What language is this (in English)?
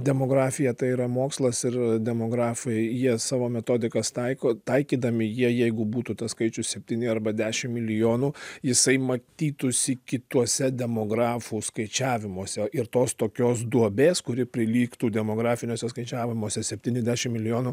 Lithuanian